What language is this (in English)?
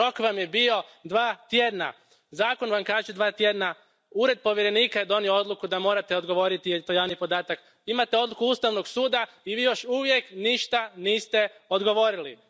Croatian